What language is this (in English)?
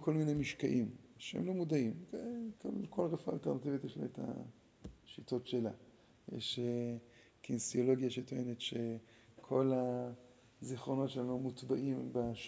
Hebrew